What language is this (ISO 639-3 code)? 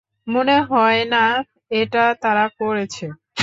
ben